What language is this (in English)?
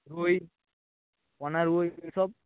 Bangla